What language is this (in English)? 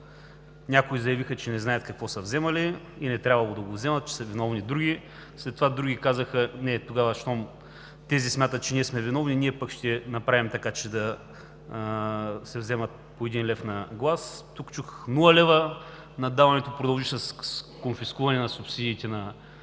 Bulgarian